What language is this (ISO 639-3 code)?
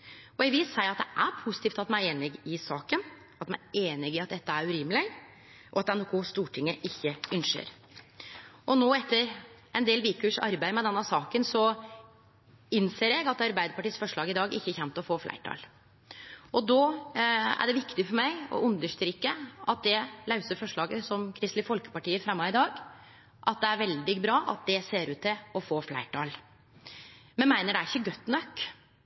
nno